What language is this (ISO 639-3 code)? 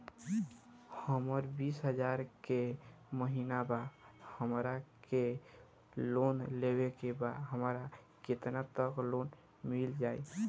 bho